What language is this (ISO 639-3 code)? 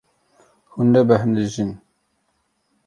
kur